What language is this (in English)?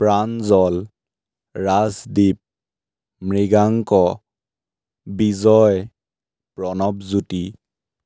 Assamese